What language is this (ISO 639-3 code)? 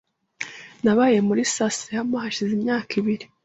kin